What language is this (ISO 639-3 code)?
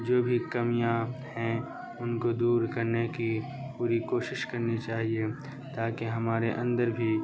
urd